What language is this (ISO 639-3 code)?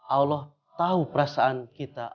ind